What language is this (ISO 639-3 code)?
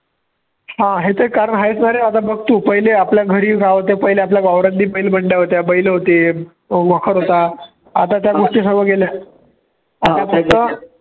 mar